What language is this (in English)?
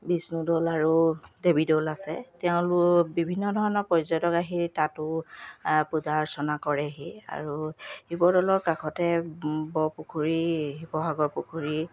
Assamese